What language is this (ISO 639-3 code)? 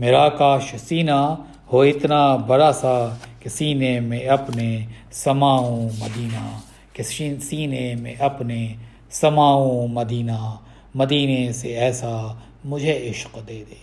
urd